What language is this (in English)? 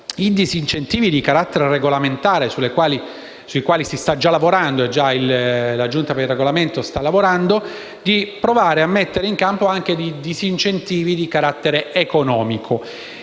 Italian